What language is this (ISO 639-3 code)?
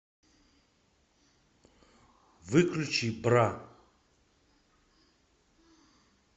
rus